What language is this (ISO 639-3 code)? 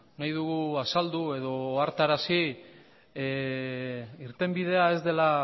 eus